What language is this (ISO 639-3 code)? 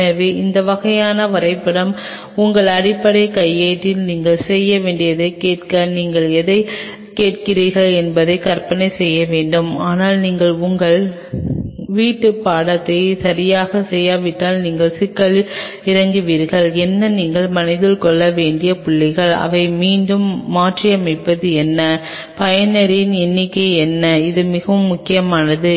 tam